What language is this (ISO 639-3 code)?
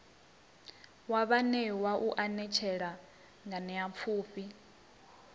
ven